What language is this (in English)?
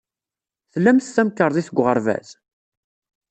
Kabyle